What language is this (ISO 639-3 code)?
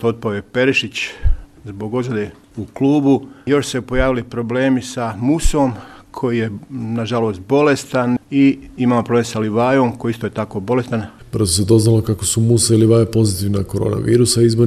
hrv